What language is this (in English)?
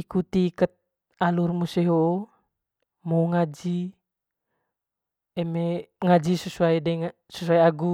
Manggarai